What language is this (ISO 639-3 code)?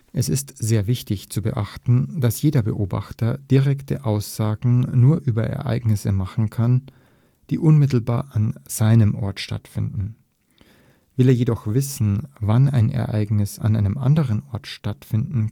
deu